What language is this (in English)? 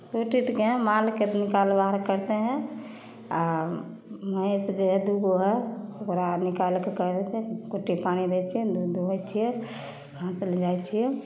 Maithili